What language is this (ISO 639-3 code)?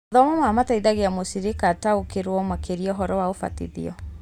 kik